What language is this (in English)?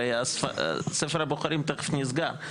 Hebrew